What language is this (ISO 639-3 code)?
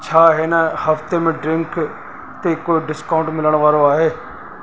snd